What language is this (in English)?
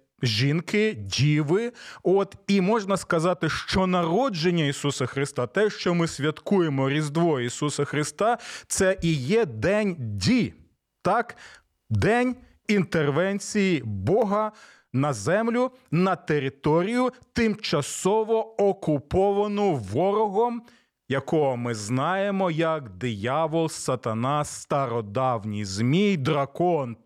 Ukrainian